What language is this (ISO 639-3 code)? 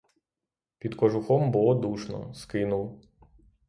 ukr